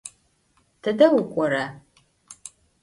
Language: Adyghe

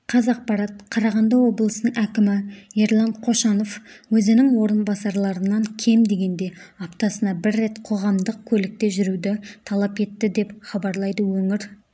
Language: Kazakh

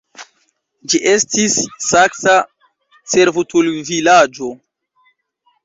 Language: Esperanto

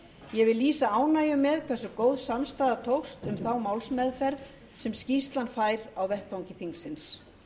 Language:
Icelandic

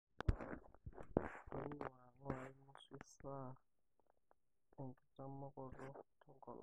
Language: Masai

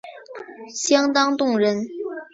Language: Chinese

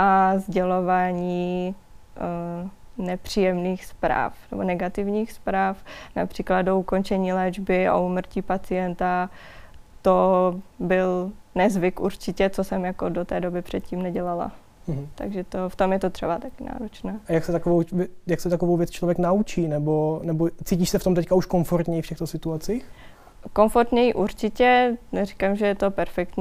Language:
Czech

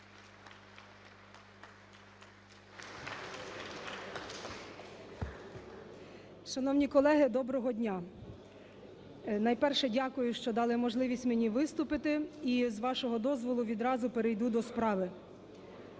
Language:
Ukrainian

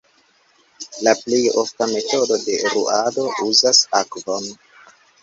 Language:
Esperanto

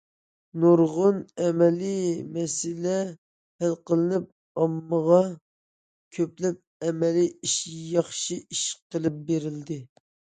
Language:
Uyghur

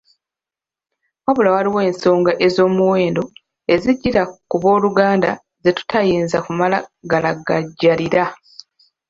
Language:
Ganda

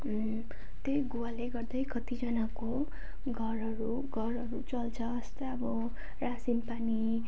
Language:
Nepali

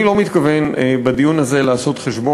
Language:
Hebrew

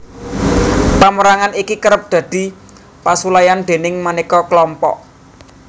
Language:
Javanese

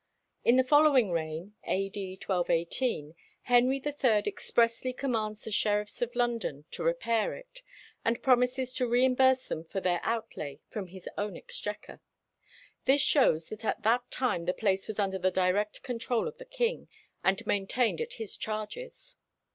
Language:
English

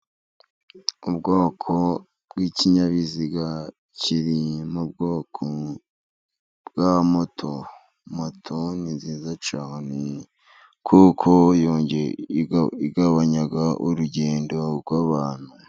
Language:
Kinyarwanda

